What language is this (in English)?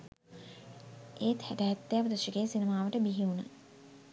Sinhala